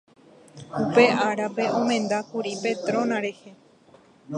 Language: Guarani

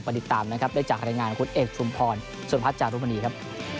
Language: Thai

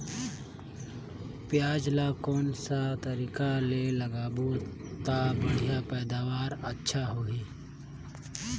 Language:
Chhattisgarhi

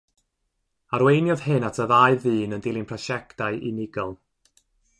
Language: Welsh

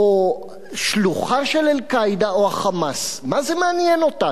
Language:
Hebrew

